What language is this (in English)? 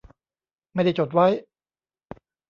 Thai